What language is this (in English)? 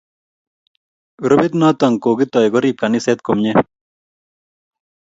Kalenjin